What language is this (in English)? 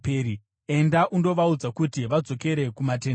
Shona